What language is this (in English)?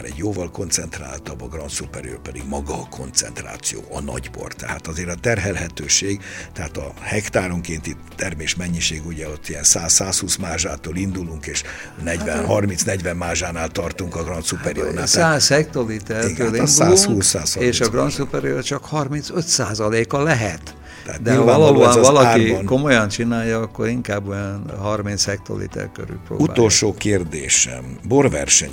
Hungarian